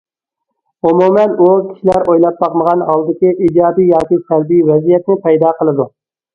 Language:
Uyghur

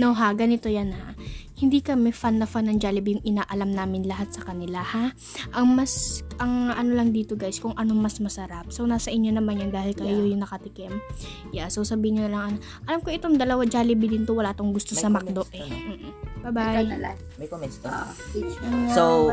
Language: Filipino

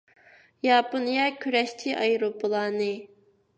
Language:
Uyghur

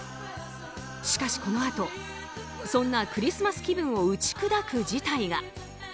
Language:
Japanese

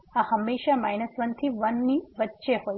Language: Gujarati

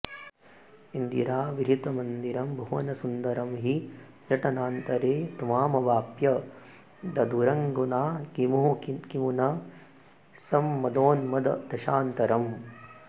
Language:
Sanskrit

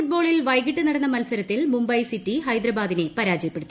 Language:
Malayalam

